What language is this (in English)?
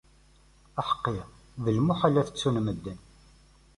Kabyle